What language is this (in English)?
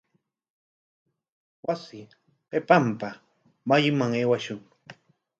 Corongo Ancash Quechua